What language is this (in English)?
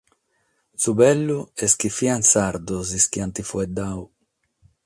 Sardinian